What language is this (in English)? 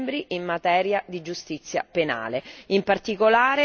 Italian